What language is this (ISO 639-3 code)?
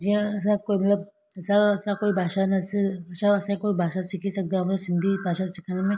snd